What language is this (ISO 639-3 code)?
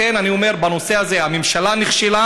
heb